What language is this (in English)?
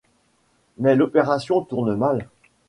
French